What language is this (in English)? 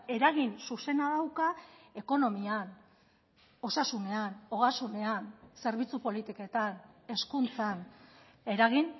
Basque